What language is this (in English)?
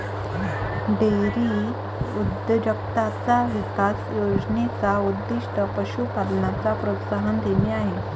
Marathi